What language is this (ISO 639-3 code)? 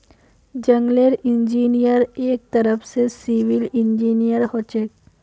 mag